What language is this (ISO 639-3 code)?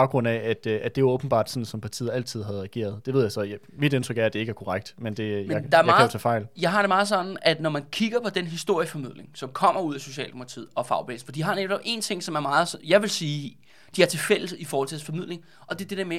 dan